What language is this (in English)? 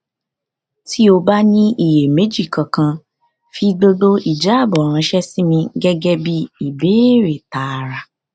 Yoruba